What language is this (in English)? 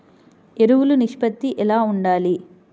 Telugu